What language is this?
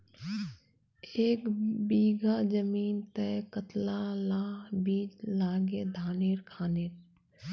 Magahi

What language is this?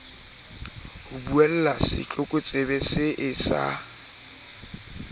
Southern Sotho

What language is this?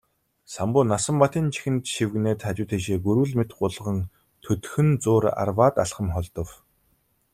Mongolian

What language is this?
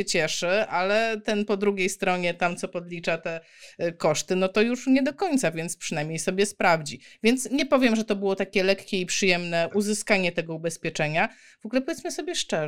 Polish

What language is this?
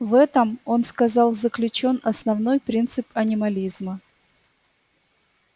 Russian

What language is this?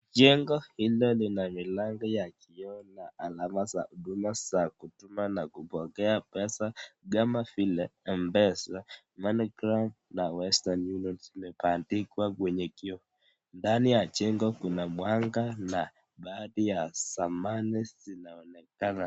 Swahili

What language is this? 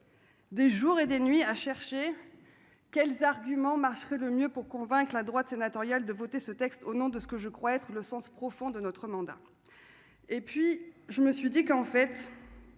French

